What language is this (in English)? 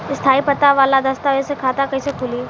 Bhojpuri